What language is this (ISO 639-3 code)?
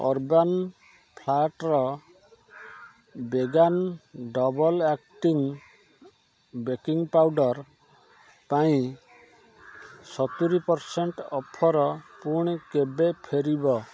ori